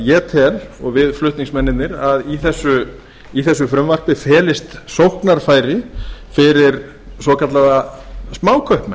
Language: Icelandic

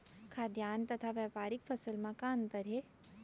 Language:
Chhattisgarhi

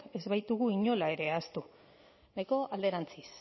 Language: Basque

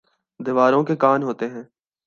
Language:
Urdu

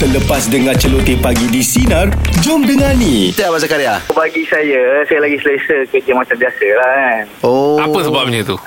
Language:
Malay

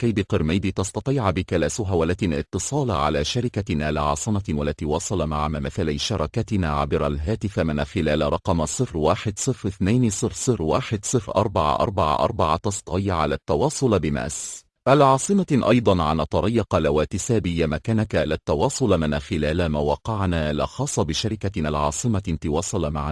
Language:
Arabic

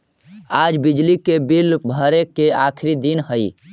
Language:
Magahi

